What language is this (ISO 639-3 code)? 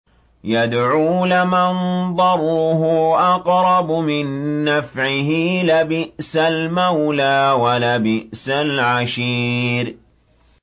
ara